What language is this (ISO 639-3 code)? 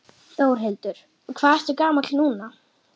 isl